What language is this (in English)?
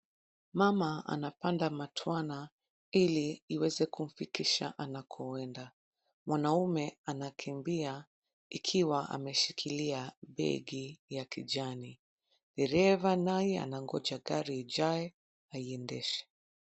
Swahili